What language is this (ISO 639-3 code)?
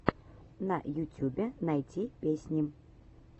rus